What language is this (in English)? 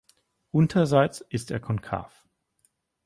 German